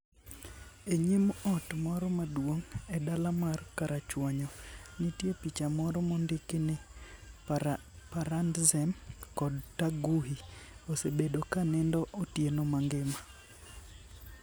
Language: Luo (Kenya and Tanzania)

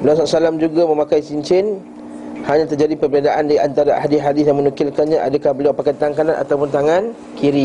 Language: Malay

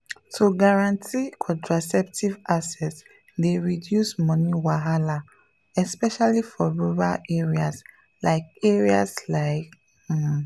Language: Nigerian Pidgin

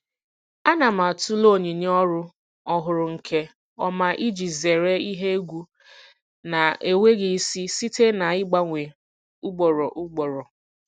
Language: Igbo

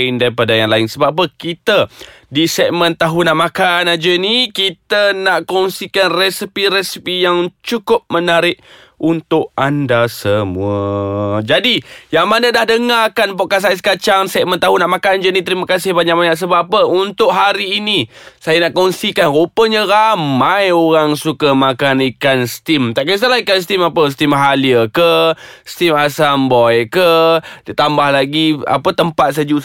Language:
Malay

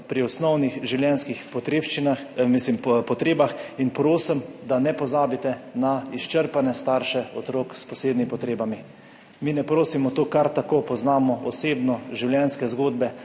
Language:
Slovenian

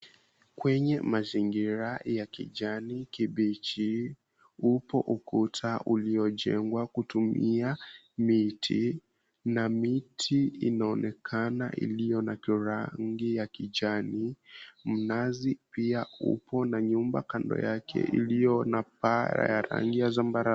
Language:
Swahili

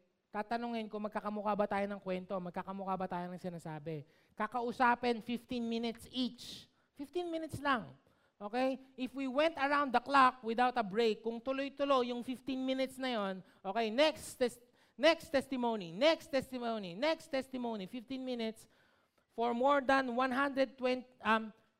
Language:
Filipino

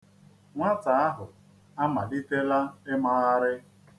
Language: Igbo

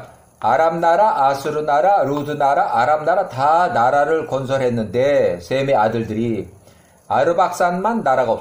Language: Korean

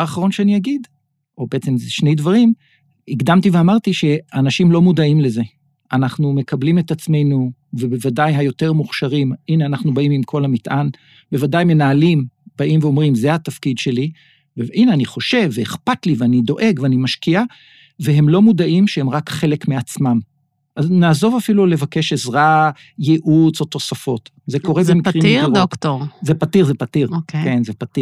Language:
Hebrew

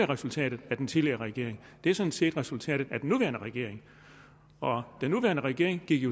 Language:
Danish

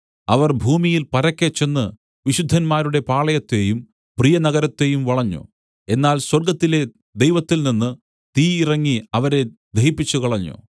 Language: Malayalam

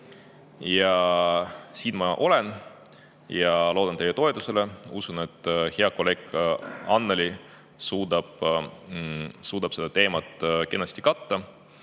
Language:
Estonian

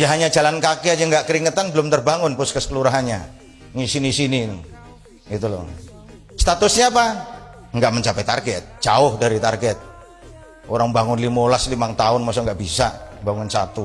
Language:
Indonesian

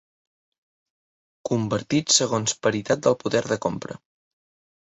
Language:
Catalan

